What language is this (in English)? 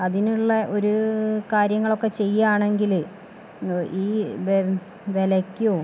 Malayalam